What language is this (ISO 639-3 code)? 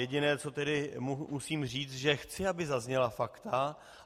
ces